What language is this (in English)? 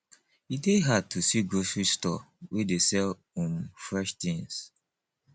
Nigerian Pidgin